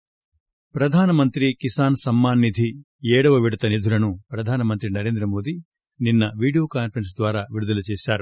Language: Telugu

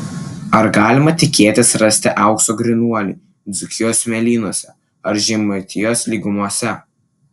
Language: Lithuanian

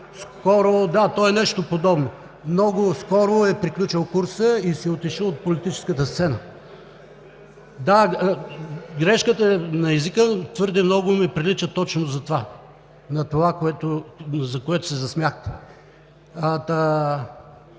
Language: Bulgarian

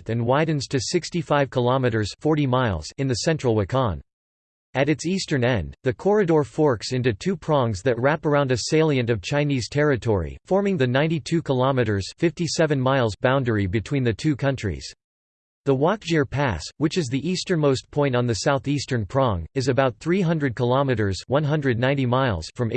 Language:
English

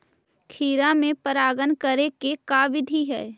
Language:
Magahi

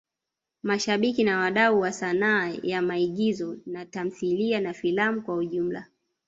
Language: Swahili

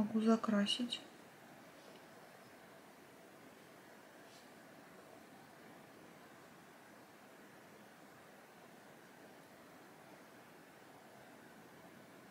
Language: Russian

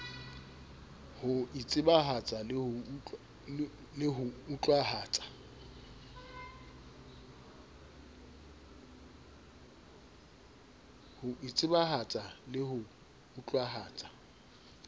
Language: Southern Sotho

